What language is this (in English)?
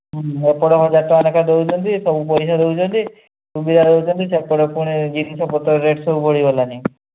Odia